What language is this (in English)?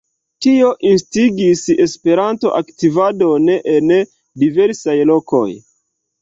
Esperanto